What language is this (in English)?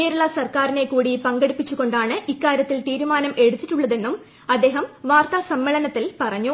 Malayalam